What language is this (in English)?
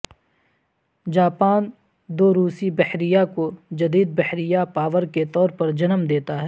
Urdu